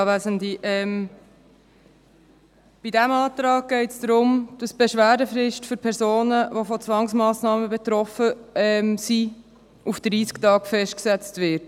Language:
Swiss German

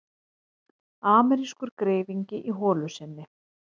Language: Icelandic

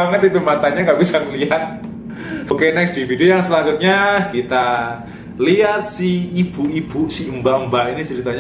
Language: Indonesian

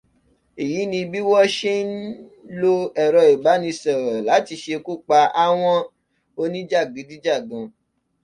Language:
Yoruba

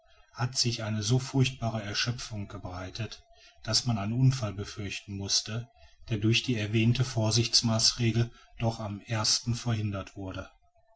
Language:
German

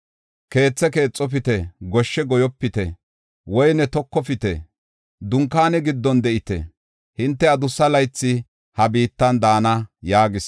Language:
Gofa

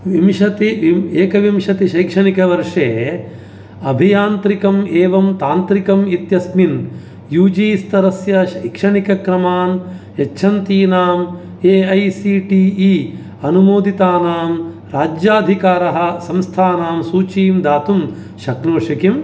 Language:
Sanskrit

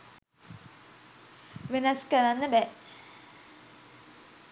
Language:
Sinhala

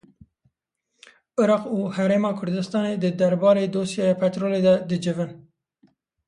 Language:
Kurdish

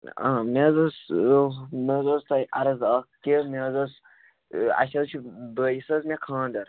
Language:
Kashmiri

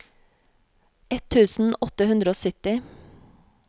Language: Norwegian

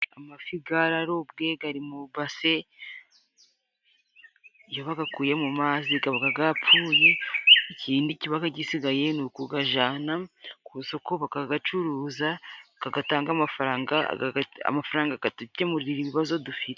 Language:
Kinyarwanda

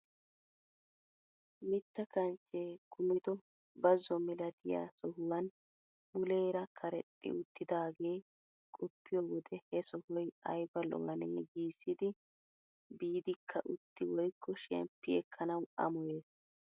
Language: Wolaytta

